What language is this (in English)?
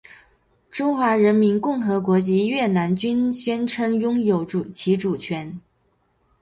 Chinese